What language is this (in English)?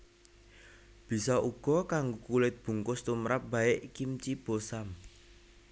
Javanese